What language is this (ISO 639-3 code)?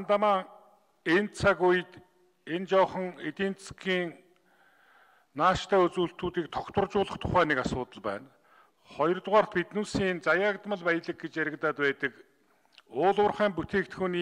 kor